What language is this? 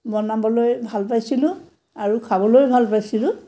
Assamese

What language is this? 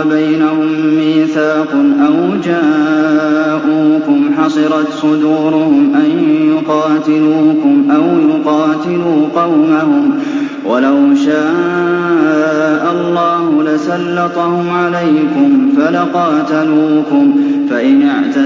Arabic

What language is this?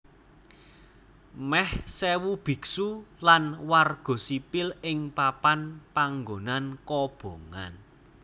Javanese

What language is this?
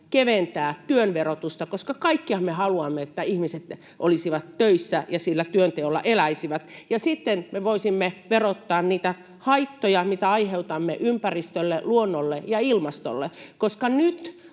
Finnish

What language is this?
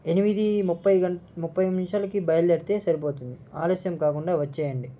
Telugu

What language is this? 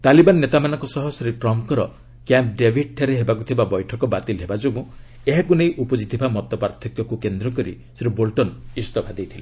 Odia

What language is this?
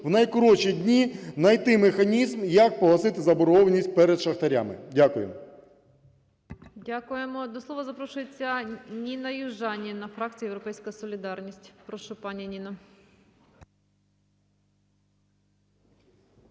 Ukrainian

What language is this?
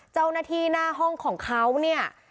Thai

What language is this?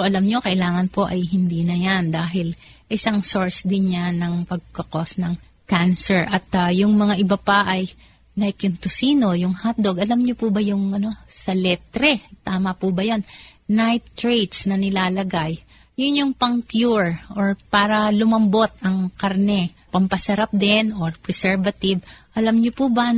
Filipino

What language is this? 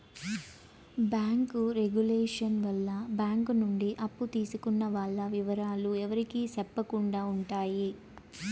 Telugu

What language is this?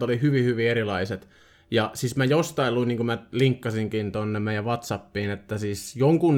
Finnish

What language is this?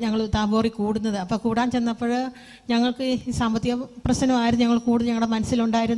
Malayalam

